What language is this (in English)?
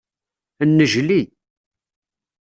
Kabyle